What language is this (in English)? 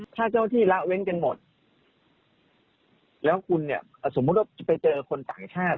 Thai